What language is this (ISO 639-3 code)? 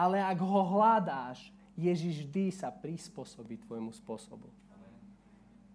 slk